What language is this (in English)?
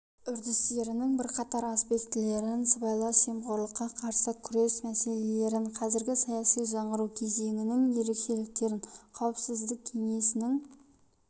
Kazakh